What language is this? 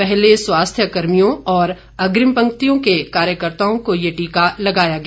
Hindi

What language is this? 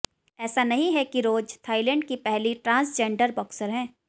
Hindi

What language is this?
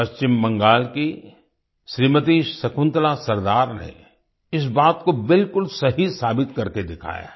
Hindi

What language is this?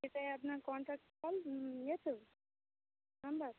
Bangla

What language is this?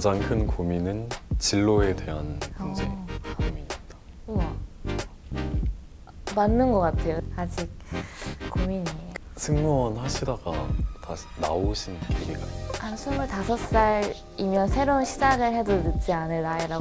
Korean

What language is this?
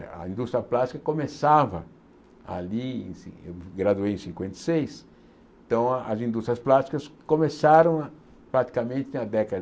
Portuguese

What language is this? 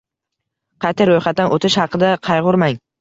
Uzbek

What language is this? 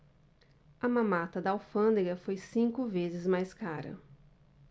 Portuguese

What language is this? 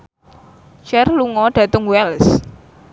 Javanese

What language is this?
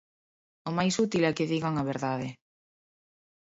Galician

